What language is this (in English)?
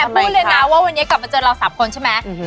Thai